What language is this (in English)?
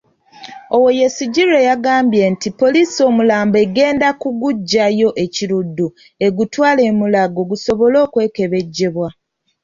Ganda